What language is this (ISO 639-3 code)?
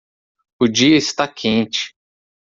por